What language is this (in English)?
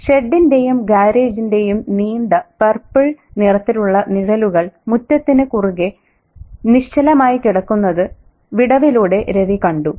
Malayalam